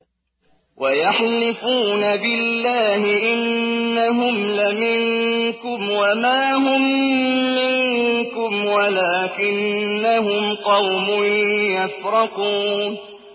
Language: Arabic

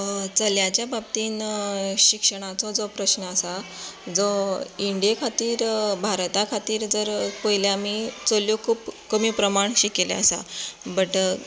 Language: Konkani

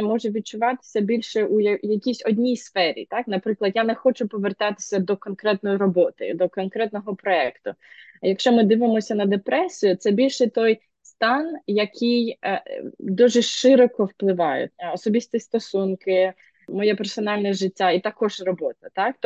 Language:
Ukrainian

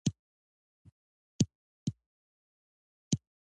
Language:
Pashto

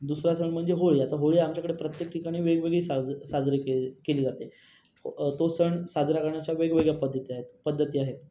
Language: Marathi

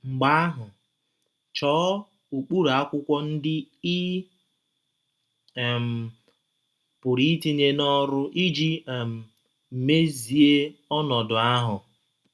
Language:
Igbo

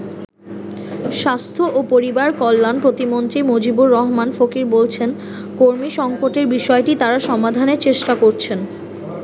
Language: Bangla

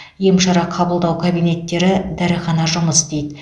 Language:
Kazakh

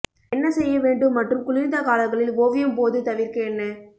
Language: Tamil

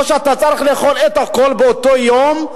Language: Hebrew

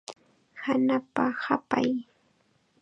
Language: Chiquián Ancash Quechua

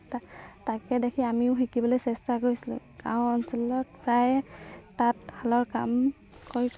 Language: Assamese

